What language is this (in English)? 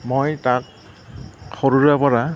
Assamese